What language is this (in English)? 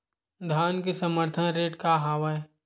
Chhattisgarhi